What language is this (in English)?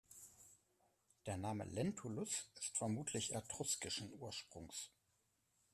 German